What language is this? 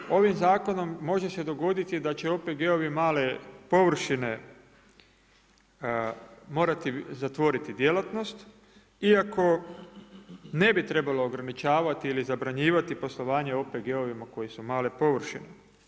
Croatian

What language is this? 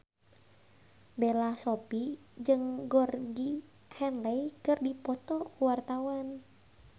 Sundanese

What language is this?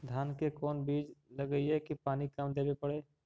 Magahi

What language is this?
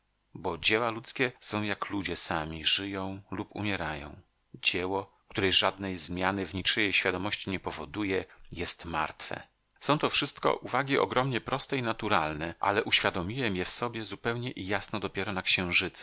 Polish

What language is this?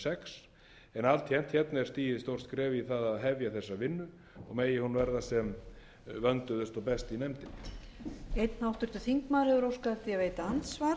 Icelandic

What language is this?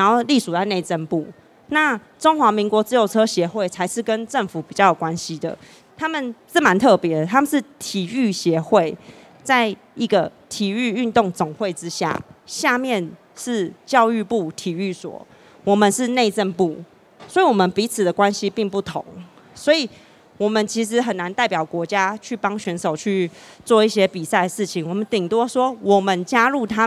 Chinese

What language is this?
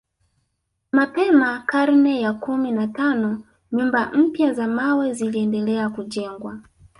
Swahili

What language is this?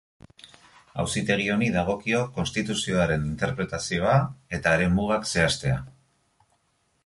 Basque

